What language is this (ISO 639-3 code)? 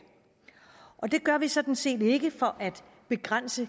dan